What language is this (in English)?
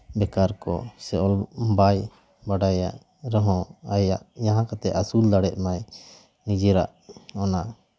Santali